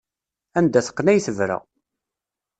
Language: Kabyle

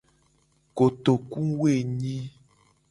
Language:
Gen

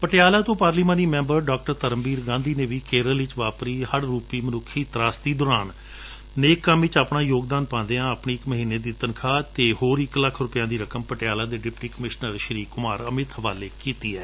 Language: Punjabi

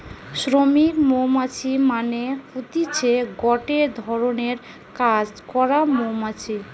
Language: Bangla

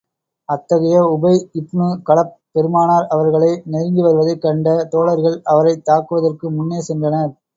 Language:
Tamil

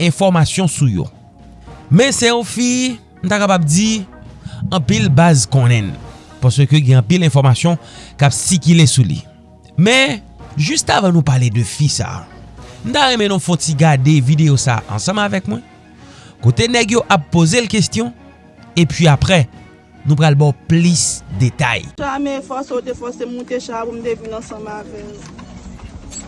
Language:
French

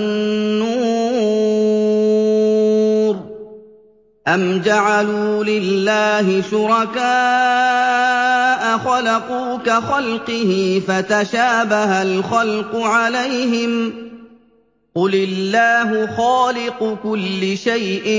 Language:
Arabic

